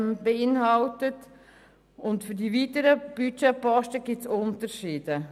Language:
Swiss German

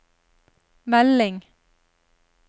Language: Norwegian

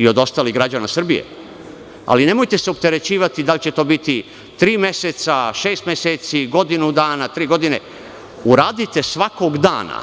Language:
Serbian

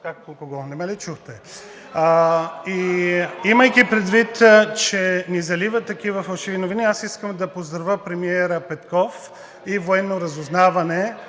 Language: Bulgarian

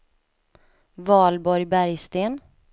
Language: Swedish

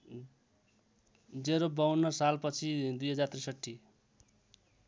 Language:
Nepali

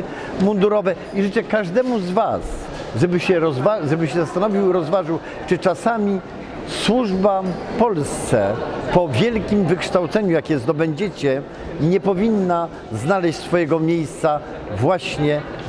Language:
Polish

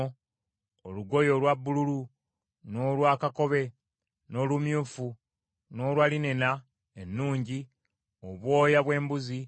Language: Ganda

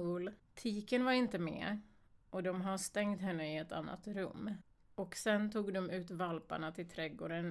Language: Swedish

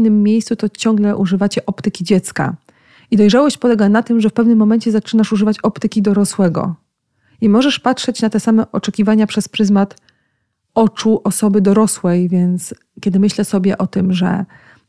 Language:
Polish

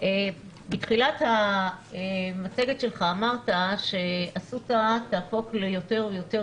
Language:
Hebrew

